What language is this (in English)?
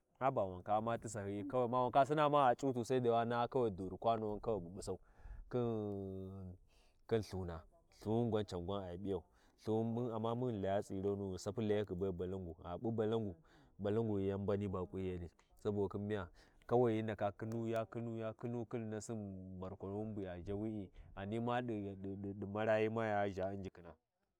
Warji